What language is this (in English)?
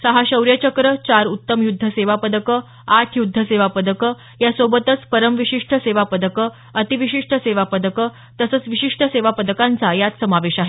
Marathi